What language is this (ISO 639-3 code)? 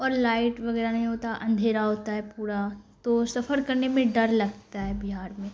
urd